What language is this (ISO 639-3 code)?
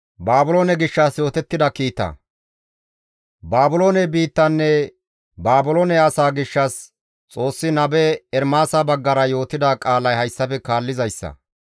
gmv